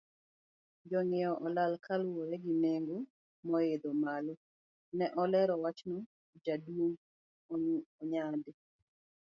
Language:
Luo (Kenya and Tanzania)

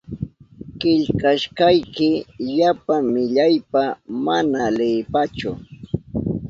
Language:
Southern Pastaza Quechua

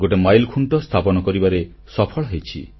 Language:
Odia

